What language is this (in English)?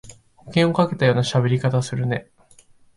Japanese